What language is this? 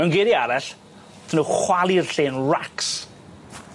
Welsh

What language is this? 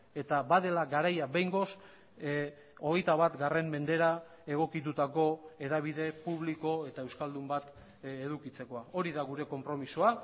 Basque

